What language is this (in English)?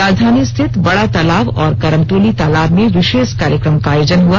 Hindi